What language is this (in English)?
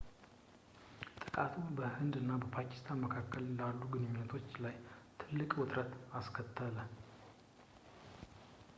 Amharic